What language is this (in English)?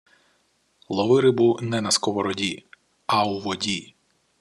Ukrainian